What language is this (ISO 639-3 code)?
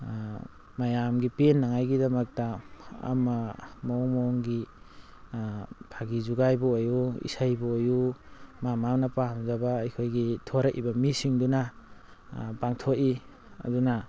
mni